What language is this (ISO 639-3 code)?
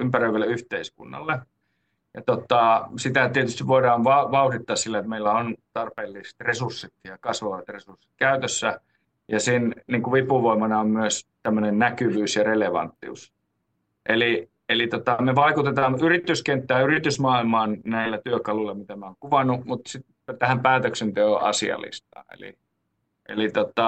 fin